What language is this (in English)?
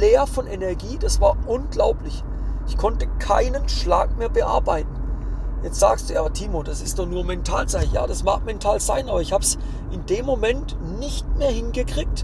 German